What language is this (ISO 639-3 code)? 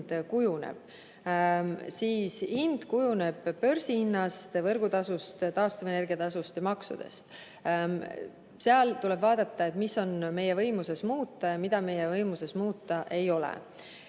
est